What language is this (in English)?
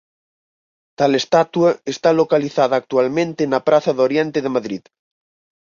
Galician